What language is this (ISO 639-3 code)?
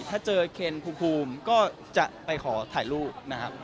tha